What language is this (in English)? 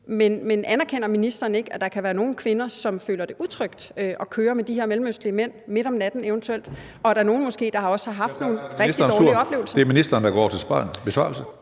Danish